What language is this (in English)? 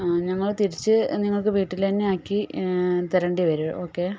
Malayalam